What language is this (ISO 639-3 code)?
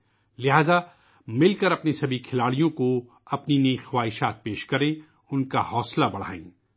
urd